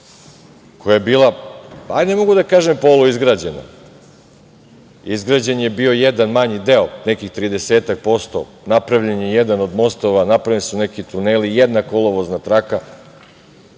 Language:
Serbian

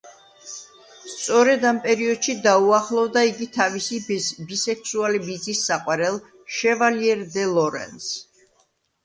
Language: Georgian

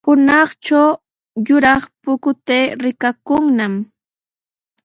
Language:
Sihuas Ancash Quechua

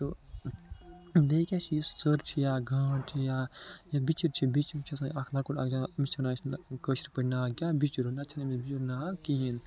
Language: Kashmiri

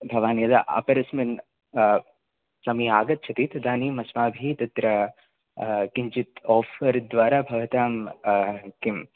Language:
Sanskrit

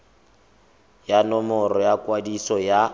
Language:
Tswana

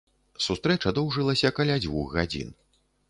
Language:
Belarusian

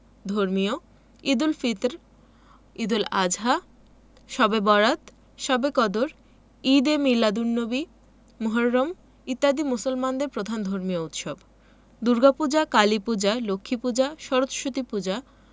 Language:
Bangla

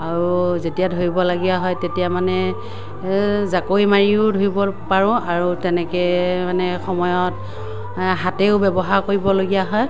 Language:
Assamese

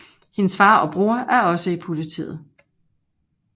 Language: Danish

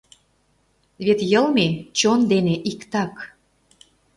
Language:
Mari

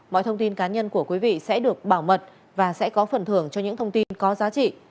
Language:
Vietnamese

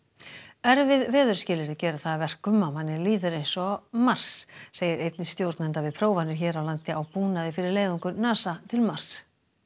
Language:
Icelandic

